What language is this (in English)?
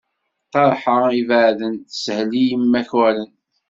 Kabyle